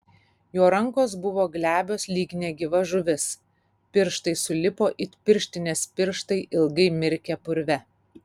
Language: Lithuanian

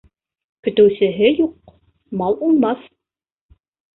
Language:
Bashkir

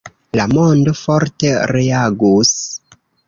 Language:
Esperanto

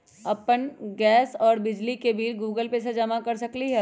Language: Magahi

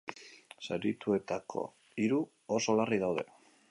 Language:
Basque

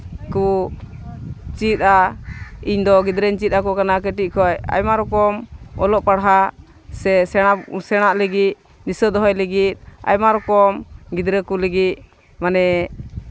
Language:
Santali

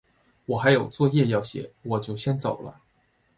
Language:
Chinese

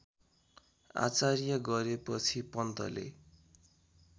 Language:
Nepali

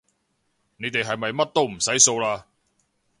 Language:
Cantonese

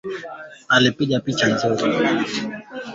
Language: Swahili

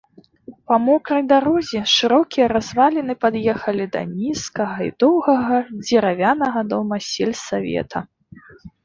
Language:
Belarusian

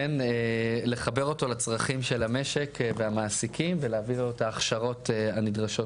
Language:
Hebrew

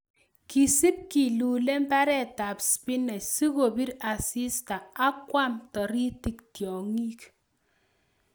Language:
Kalenjin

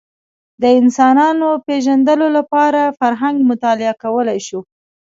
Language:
Pashto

